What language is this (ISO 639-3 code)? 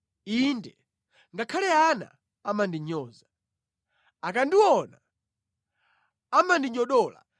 nya